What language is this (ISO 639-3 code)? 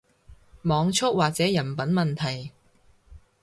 yue